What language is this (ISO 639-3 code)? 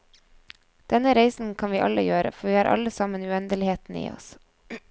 nor